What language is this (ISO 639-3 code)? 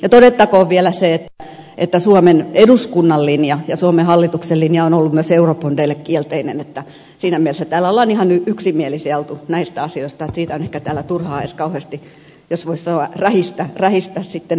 fin